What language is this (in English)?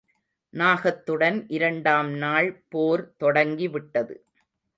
Tamil